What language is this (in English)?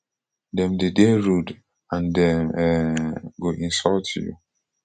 Nigerian Pidgin